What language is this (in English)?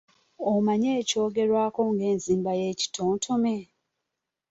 Ganda